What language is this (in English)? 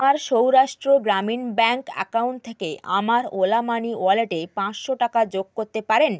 Bangla